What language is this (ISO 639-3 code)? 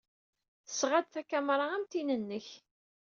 kab